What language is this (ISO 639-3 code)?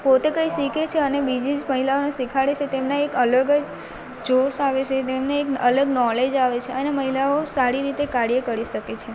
guj